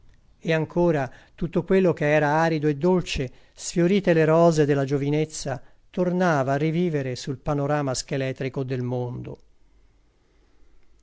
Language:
Italian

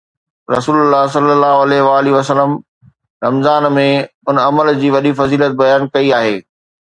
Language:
Sindhi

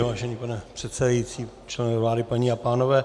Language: Czech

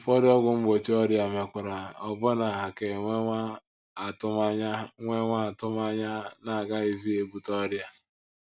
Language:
Igbo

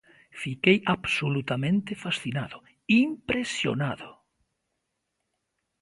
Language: Galician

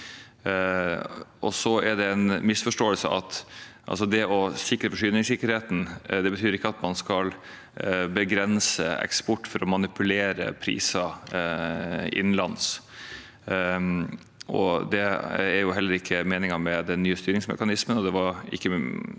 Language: Norwegian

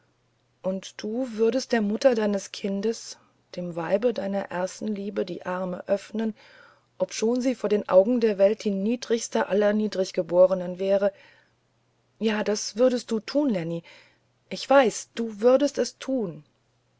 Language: German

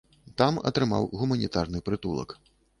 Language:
Belarusian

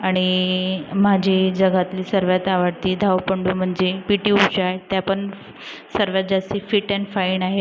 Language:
Marathi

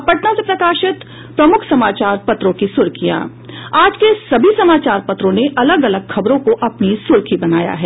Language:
Hindi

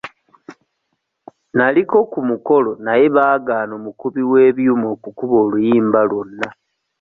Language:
Ganda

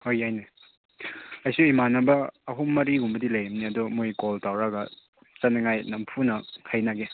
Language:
Manipuri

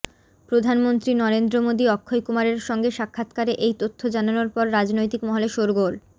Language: Bangla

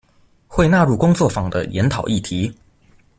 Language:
Chinese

